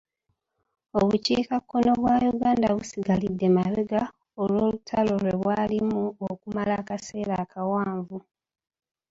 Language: Ganda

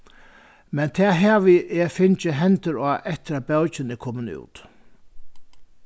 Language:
Faroese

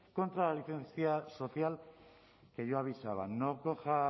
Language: Spanish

